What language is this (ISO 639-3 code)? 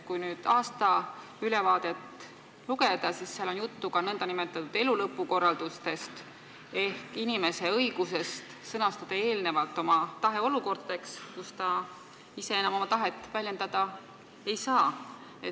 est